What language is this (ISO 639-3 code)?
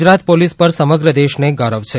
guj